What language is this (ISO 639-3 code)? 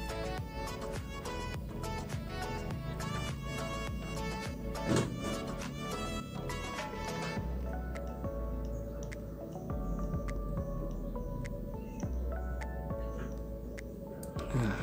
ind